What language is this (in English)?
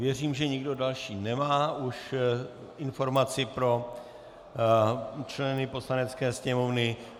Czech